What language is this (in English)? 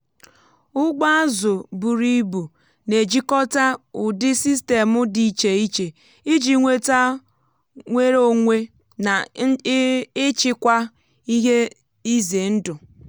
Igbo